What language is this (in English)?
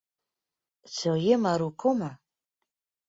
Western Frisian